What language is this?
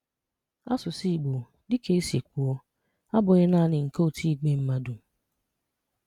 Igbo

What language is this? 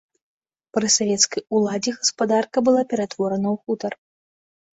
Belarusian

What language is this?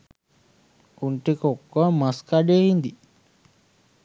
Sinhala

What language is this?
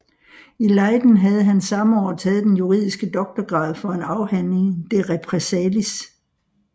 Danish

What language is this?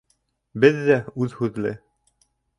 Bashkir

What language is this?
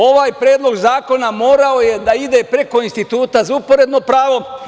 Serbian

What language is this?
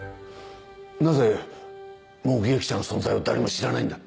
Japanese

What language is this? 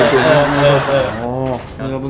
Thai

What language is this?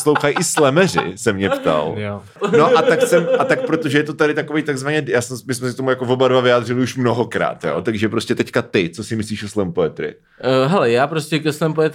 Czech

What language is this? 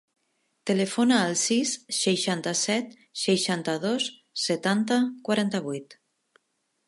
Catalan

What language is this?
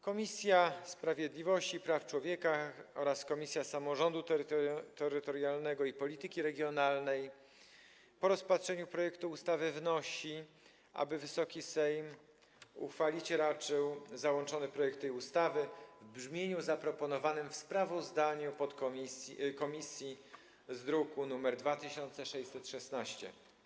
Polish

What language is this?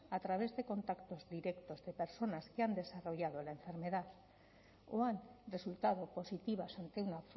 Spanish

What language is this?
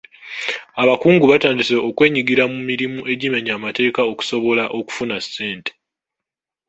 Ganda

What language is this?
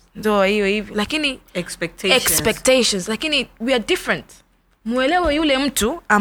Swahili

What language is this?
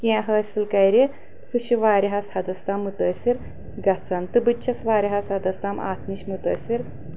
Kashmiri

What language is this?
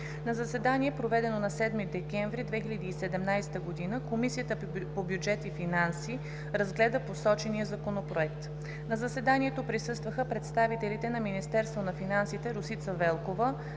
Bulgarian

